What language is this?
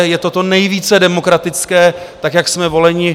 Czech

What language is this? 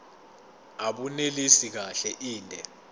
Zulu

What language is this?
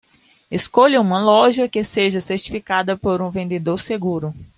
Portuguese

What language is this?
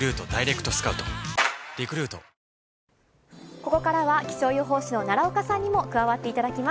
Japanese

